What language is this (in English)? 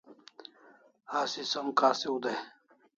Kalasha